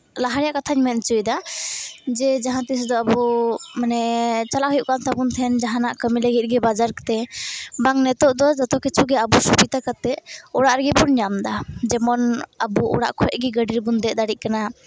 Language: Santali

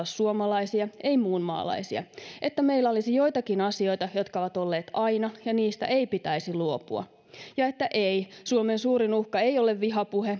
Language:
Finnish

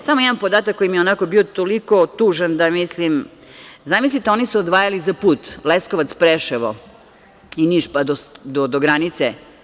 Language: Serbian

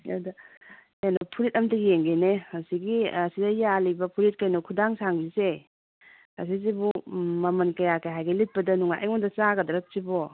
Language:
Manipuri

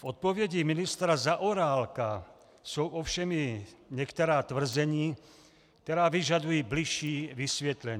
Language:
Czech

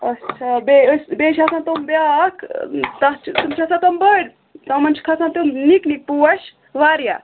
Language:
Kashmiri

